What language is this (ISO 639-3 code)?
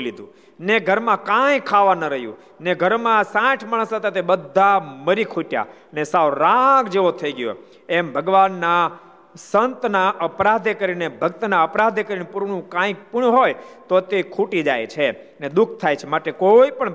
guj